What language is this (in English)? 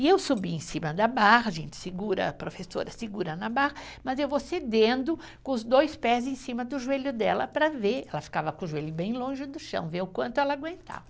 Portuguese